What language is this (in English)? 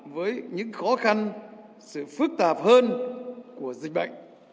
Vietnamese